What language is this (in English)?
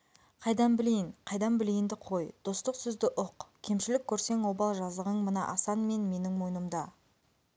Kazakh